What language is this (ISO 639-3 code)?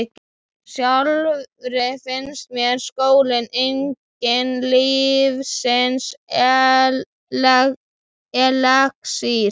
isl